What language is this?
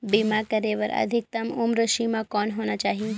Chhattisgarhi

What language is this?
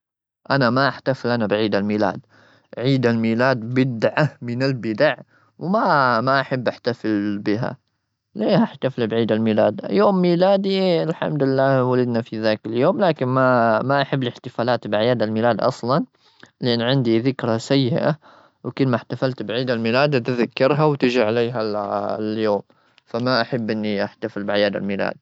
Gulf Arabic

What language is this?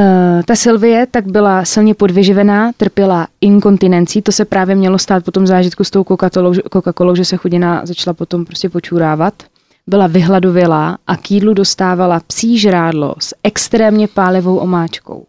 Czech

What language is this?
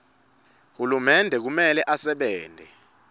Swati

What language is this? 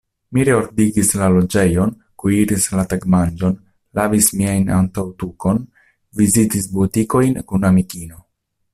Esperanto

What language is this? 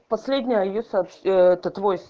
Russian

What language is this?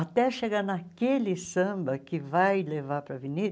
Portuguese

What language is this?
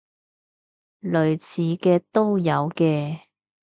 Cantonese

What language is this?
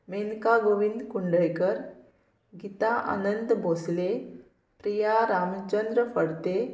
Konkani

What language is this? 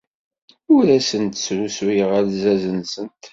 Kabyle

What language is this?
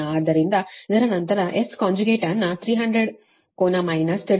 Kannada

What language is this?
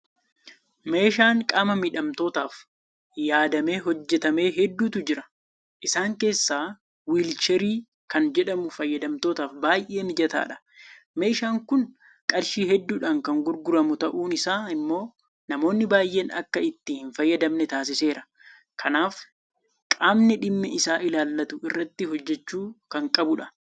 Oromo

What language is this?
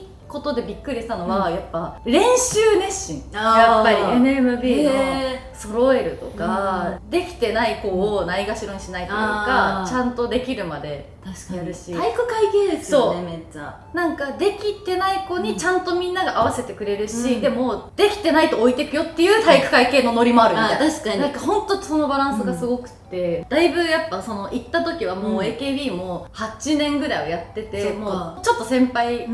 Japanese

